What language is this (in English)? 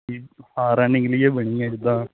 Punjabi